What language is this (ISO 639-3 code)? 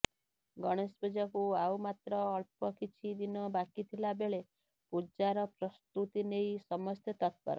ori